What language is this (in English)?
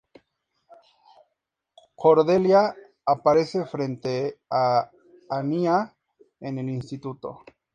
Spanish